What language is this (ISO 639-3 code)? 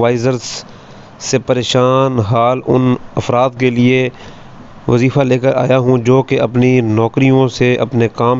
hin